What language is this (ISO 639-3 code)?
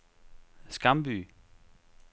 dan